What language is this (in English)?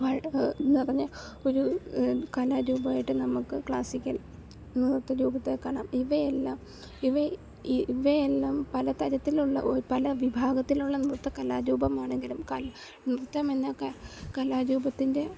Malayalam